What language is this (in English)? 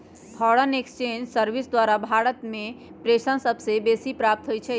Magahi